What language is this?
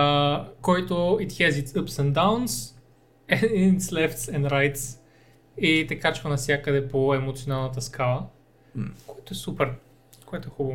Bulgarian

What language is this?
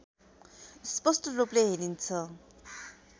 Nepali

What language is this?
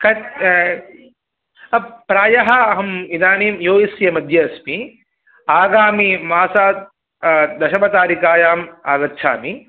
Sanskrit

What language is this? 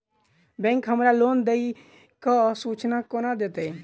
Maithili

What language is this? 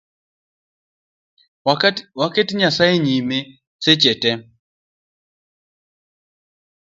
Luo (Kenya and Tanzania)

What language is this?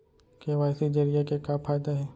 Chhattisgarhi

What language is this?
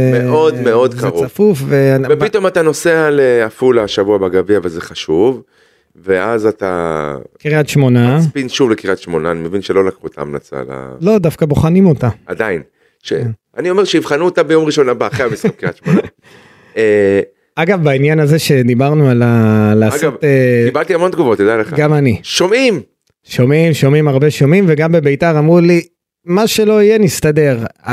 Hebrew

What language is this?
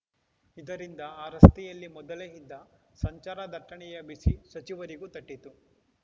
Kannada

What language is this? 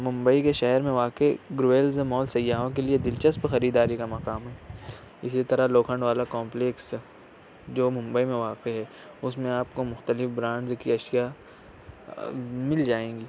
Urdu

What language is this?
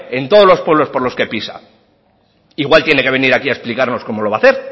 Spanish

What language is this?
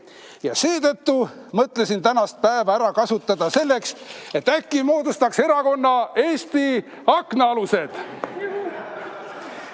Estonian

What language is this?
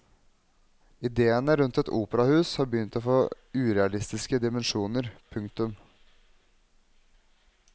Norwegian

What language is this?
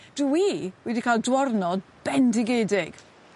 Welsh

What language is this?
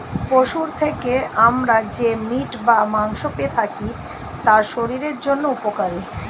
Bangla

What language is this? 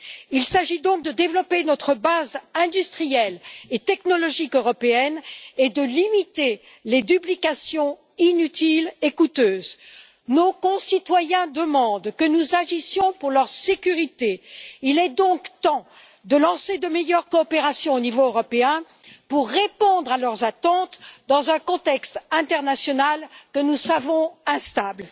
French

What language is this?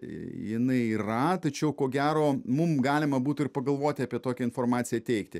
Lithuanian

